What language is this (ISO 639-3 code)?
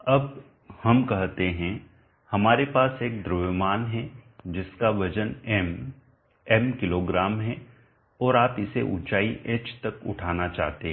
hin